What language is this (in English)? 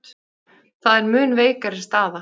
Icelandic